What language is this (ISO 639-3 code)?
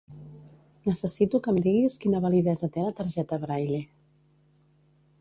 cat